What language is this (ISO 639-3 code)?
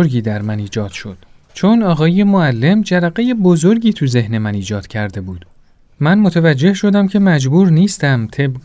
fas